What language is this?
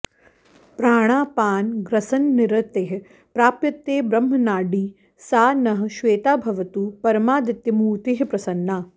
Sanskrit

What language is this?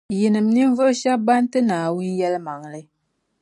Dagbani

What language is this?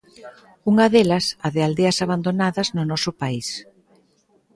Galician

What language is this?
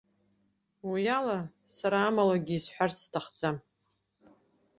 Abkhazian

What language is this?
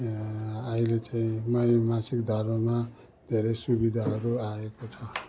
Nepali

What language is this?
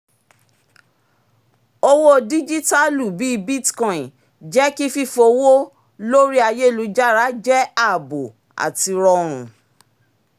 Yoruba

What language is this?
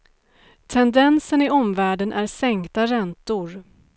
Swedish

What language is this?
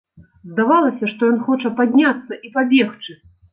Belarusian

